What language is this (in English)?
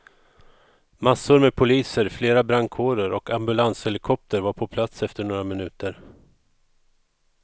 Swedish